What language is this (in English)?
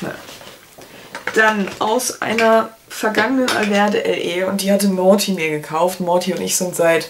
German